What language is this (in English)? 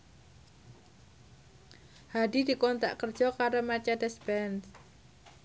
Javanese